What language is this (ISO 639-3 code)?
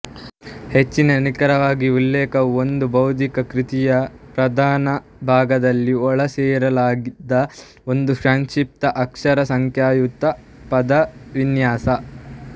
kan